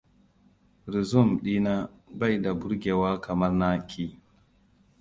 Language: Hausa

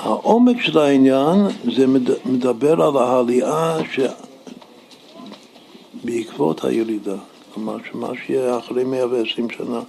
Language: Hebrew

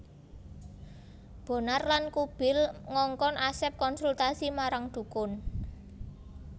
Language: Javanese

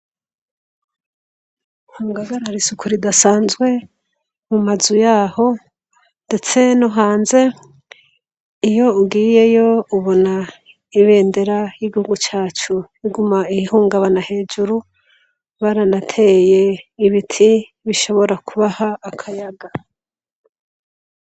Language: Rundi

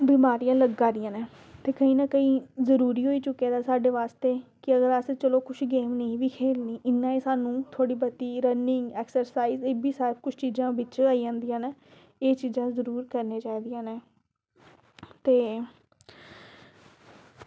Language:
Dogri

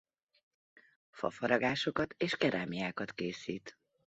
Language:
Hungarian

